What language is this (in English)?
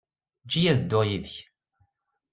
Kabyle